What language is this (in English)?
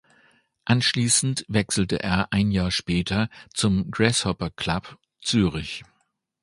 German